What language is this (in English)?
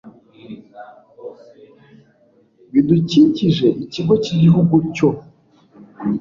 Kinyarwanda